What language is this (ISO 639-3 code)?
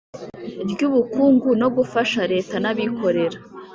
kin